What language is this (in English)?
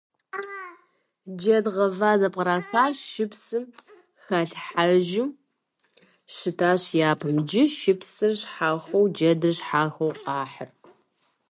Kabardian